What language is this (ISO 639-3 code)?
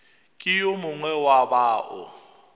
nso